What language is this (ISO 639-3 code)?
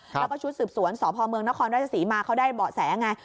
tha